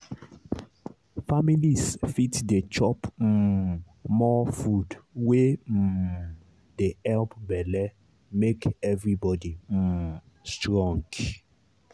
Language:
Nigerian Pidgin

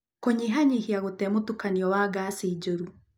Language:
Kikuyu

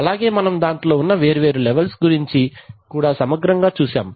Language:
Telugu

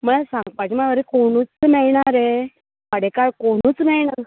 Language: Konkani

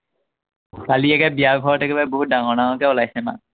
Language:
Assamese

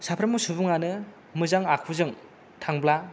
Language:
Bodo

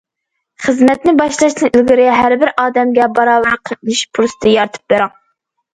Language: Uyghur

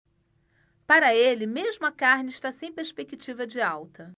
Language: Portuguese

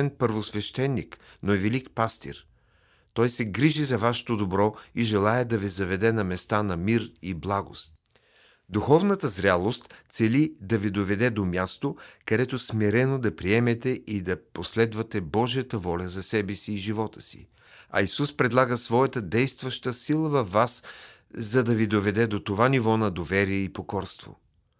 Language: Bulgarian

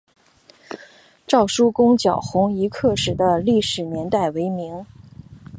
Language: Chinese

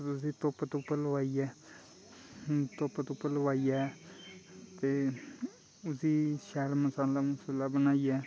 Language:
Dogri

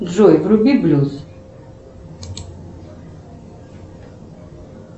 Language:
Russian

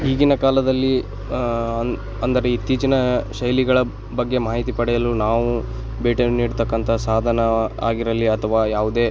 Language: Kannada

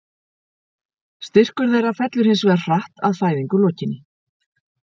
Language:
Icelandic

